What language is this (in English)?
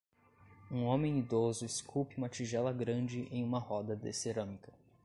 Portuguese